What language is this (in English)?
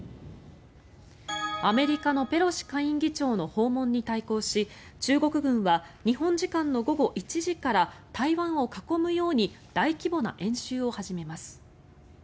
Japanese